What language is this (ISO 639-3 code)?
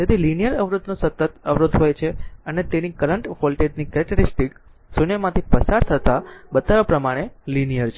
guj